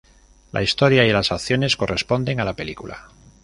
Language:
Spanish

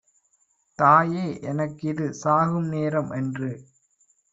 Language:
Tamil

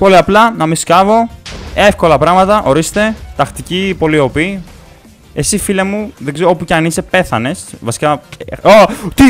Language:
Greek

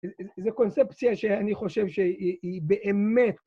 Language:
Hebrew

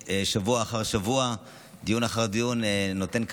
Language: Hebrew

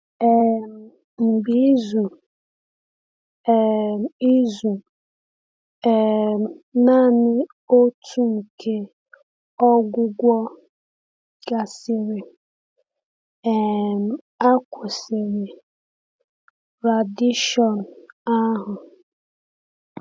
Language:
Igbo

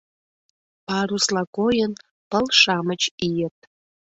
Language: Mari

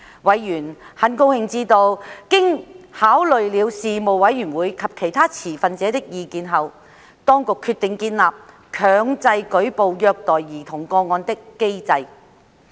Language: Cantonese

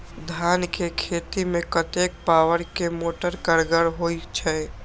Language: Maithili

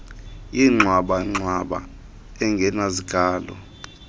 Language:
Xhosa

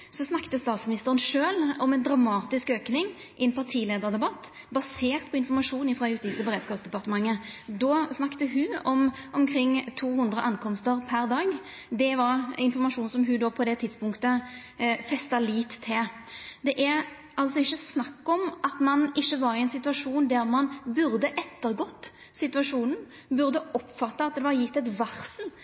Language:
Norwegian Nynorsk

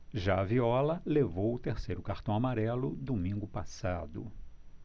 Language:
Portuguese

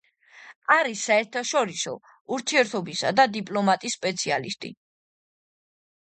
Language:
Georgian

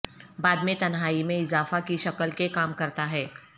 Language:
Urdu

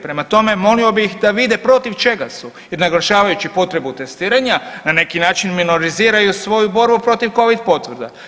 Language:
Croatian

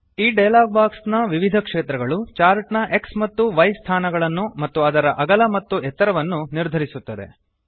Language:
Kannada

